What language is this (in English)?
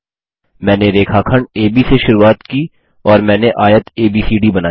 Hindi